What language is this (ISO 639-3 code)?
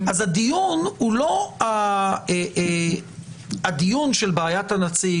heb